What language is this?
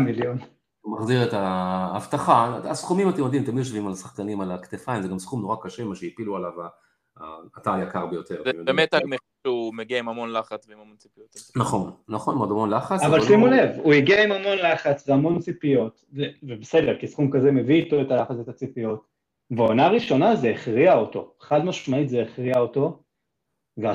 Hebrew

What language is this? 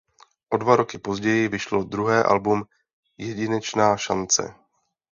Czech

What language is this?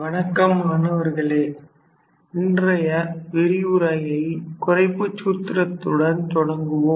Tamil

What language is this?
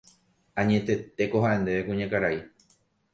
Guarani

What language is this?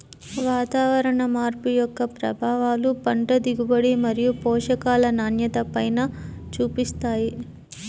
Telugu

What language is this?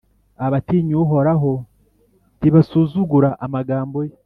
Kinyarwanda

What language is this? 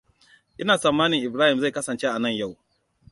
Hausa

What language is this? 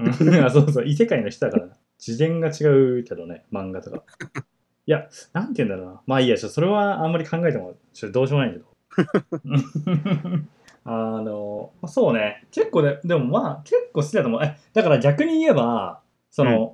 Japanese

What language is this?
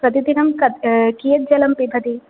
Sanskrit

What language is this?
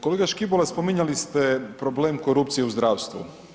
Croatian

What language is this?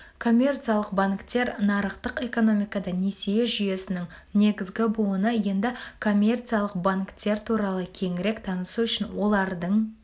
Kazakh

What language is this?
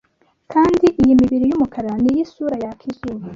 Kinyarwanda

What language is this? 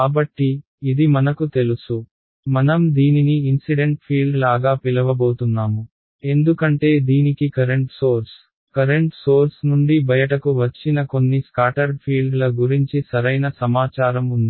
Telugu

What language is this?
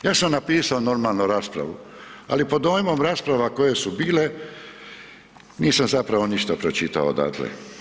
Croatian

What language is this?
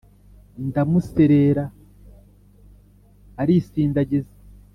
Kinyarwanda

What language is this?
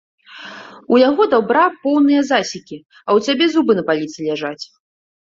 Belarusian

